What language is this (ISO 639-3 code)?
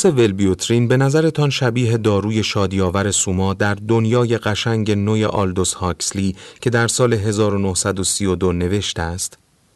fas